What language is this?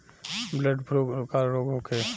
Bhojpuri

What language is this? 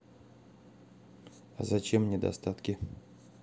Russian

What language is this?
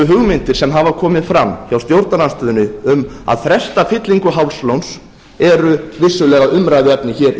Icelandic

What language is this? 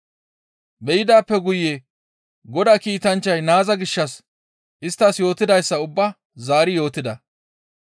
Gamo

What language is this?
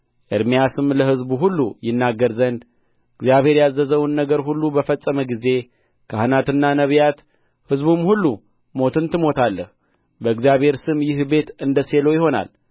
Amharic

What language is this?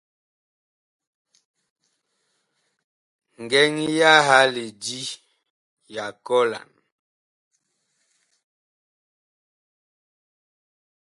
Bakoko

